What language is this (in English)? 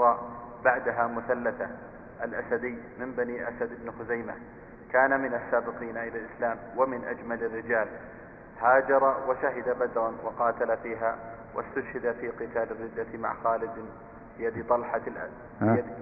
Arabic